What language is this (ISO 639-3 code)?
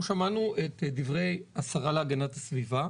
heb